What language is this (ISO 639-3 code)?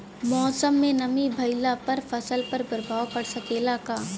bho